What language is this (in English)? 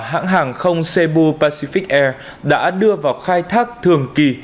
Vietnamese